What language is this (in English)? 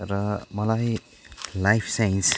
Nepali